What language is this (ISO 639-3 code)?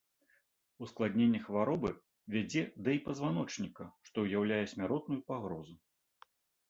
bel